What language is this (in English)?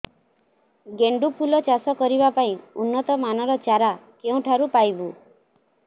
Odia